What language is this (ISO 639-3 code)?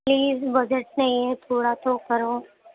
urd